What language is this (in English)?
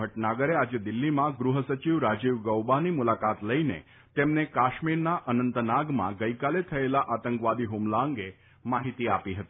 Gujarati